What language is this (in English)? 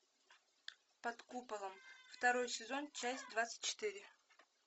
Russian